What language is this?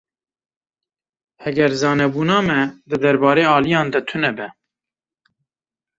Kurdish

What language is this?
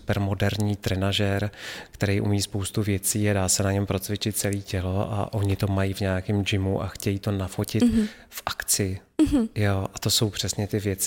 Czech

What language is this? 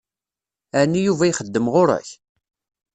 Kabyle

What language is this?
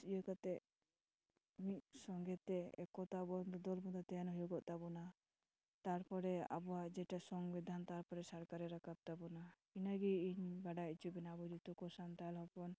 Santali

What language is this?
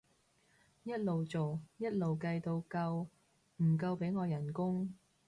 Cantonese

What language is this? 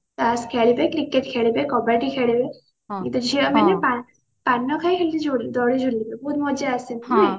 Odia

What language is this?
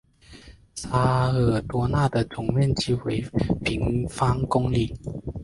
Chinese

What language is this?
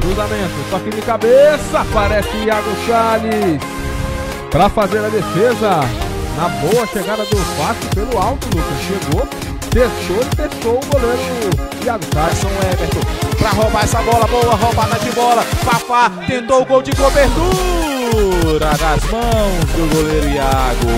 Portuguese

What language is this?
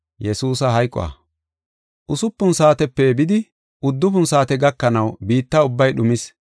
Gofa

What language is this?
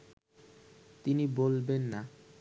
Bangla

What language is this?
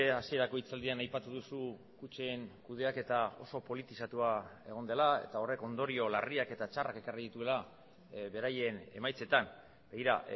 Basque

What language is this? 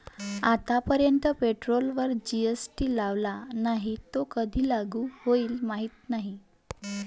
Marathi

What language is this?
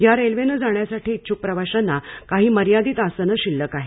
Marathi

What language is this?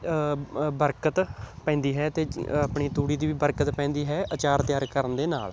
Punjabi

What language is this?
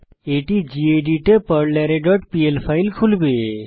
Bangla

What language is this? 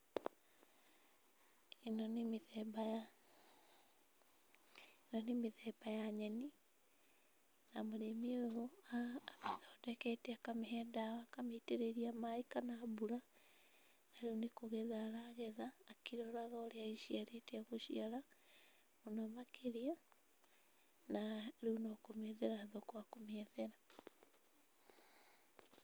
Kikuyu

